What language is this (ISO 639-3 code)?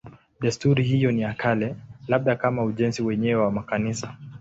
swa